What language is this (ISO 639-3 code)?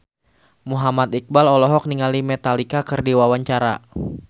sun